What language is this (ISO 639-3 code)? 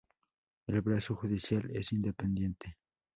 spa